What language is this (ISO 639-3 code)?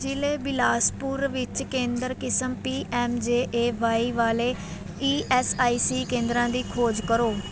pan